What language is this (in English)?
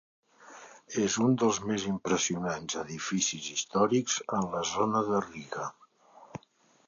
Catalan